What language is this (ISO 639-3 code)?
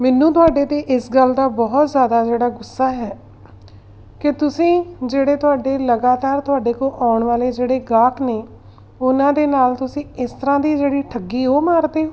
pan